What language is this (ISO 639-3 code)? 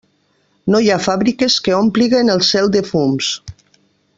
cat